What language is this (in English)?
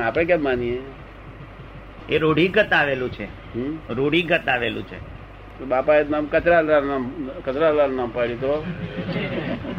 Gujarati